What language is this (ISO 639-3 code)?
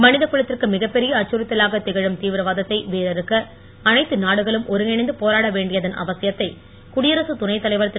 tam